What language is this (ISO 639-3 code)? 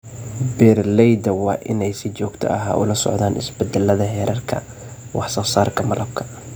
som